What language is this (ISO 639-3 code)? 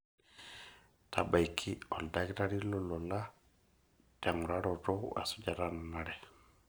mas